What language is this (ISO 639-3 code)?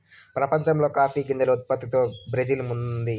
tel